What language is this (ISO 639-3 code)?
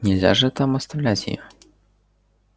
rus